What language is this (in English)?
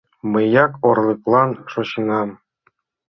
Mari